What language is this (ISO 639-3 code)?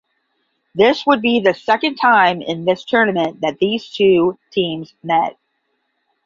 eng